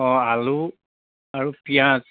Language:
Assamese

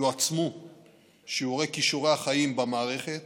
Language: Hebrew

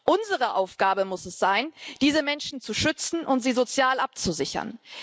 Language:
German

